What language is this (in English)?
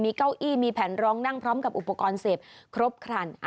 Thai